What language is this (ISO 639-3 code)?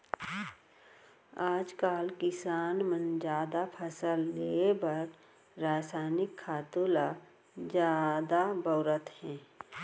hne